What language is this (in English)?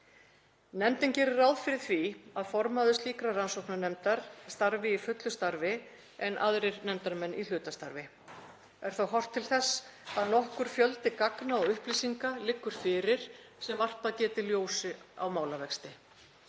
Icelandic